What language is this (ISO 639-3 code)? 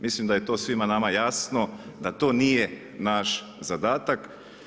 hrv